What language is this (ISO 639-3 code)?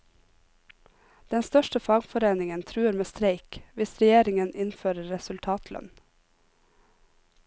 nor